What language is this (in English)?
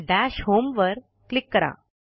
Marathi